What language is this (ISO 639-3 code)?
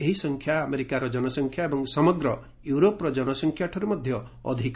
ori